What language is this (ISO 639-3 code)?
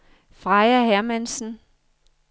dan